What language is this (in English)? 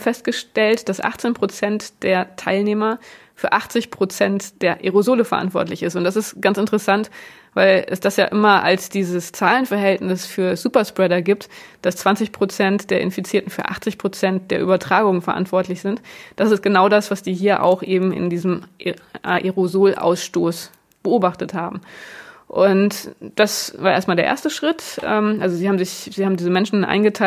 German